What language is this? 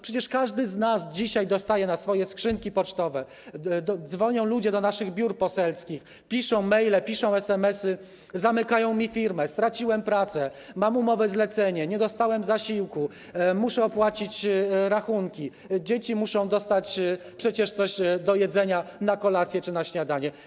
Polish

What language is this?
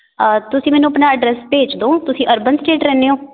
Punjabi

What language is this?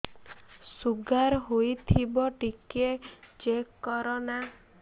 Odia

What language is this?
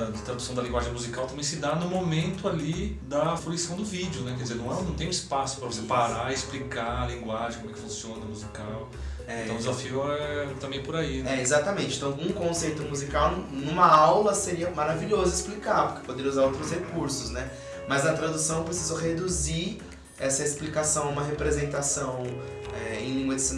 Portuguese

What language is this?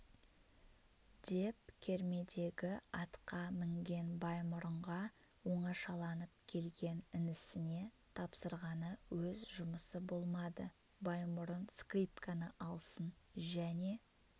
Kazakh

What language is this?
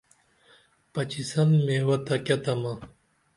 Dameli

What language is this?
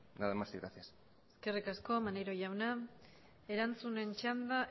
Basque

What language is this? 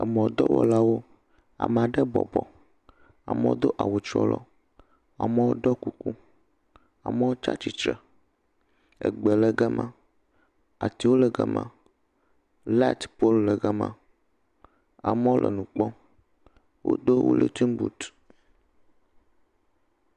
Ewe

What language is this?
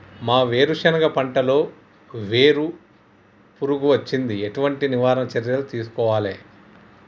Telugu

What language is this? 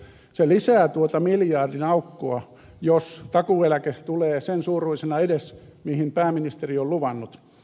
Finnish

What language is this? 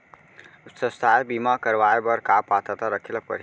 Chhattisgarhi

